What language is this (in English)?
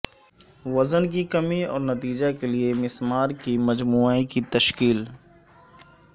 Urdu